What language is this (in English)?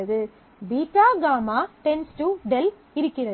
Tamil